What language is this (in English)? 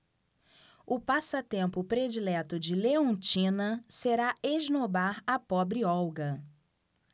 Portuguese